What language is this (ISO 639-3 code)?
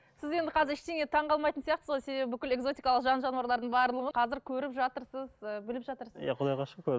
kaz